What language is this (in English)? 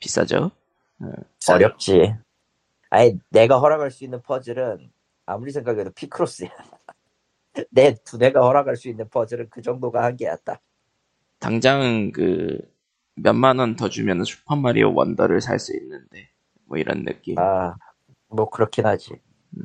Korean